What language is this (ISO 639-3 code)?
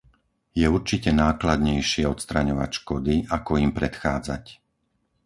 slk